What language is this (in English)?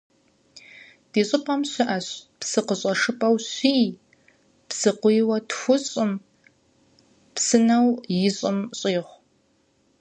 Kabardian